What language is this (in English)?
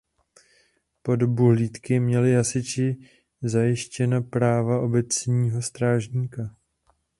Czech